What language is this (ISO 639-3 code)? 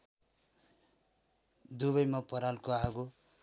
nep